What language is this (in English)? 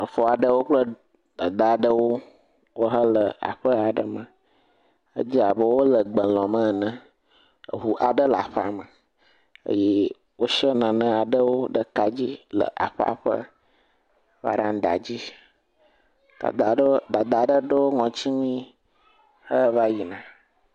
Ewe